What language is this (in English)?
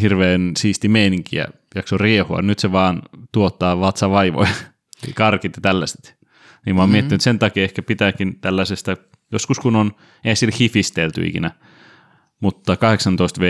Finnish